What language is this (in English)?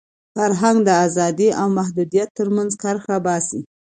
Pashto